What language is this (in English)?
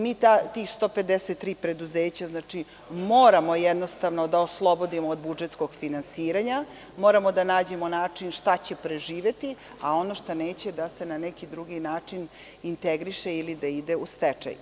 Serbian